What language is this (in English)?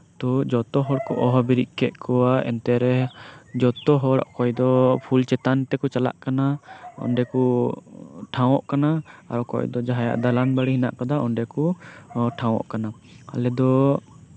Santali